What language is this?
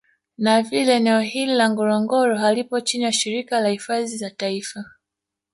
Swahili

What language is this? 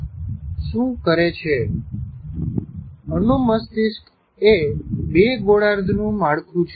Gujarati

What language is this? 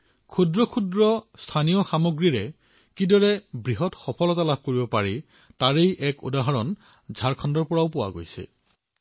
Assamese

